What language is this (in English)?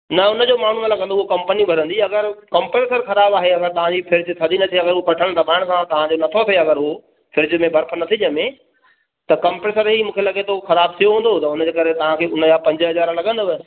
Sindhi